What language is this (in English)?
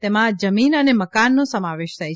Gujarati